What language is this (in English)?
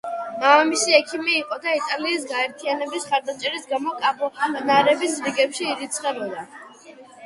Georgian